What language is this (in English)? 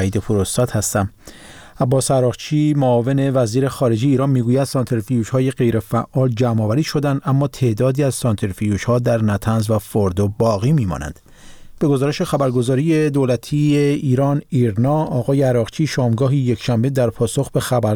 Persian